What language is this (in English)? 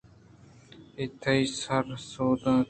Eastern Balochi